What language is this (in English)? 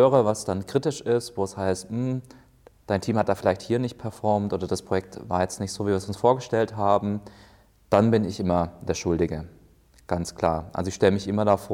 German